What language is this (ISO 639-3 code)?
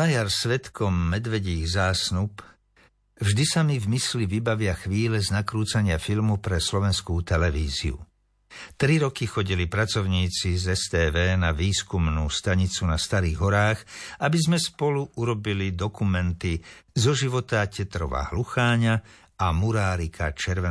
slk